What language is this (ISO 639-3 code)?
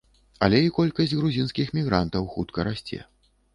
bel